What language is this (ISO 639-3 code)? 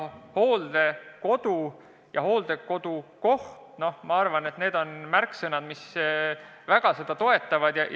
est